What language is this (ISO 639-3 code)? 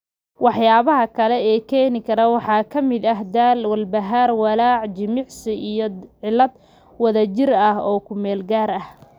som